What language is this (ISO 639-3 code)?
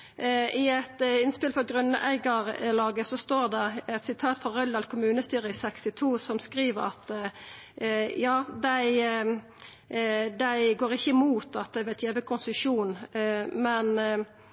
nno